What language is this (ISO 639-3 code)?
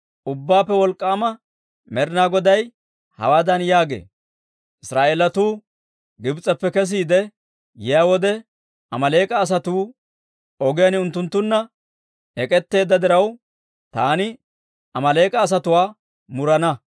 dwr